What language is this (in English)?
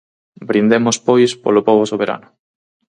Galician